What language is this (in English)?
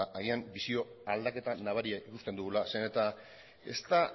Basque